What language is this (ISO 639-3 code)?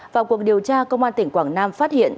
vie